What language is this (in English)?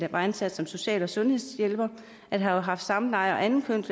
Danish